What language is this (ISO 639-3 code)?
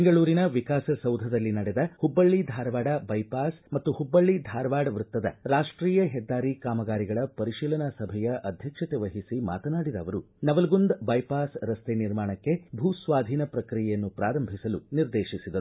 kan